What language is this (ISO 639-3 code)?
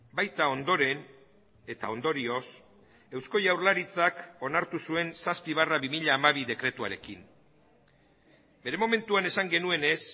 eus